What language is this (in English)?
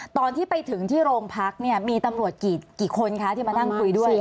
Thai